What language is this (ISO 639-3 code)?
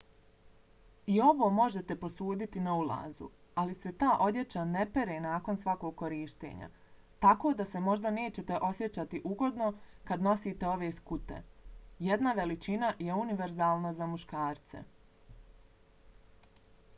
bos